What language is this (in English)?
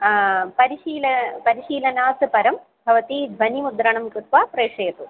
Sanskrit